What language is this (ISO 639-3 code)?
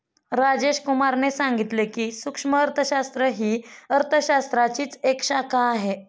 mar